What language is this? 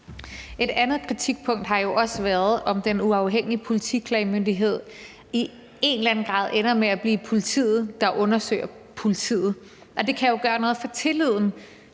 Danish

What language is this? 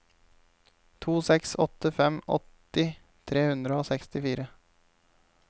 Norwegian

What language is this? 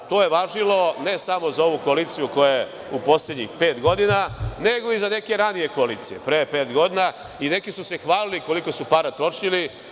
Serbian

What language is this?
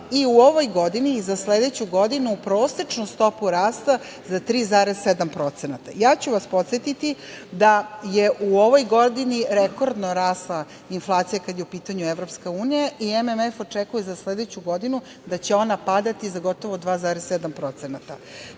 Serbian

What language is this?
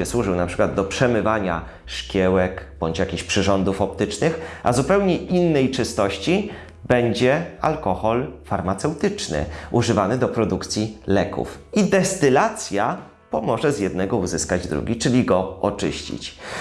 Polish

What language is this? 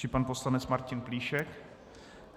Czech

